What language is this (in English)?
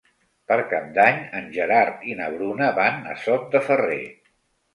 Catalan